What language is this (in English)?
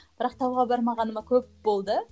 Kazakh